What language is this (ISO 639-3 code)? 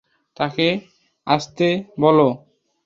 ben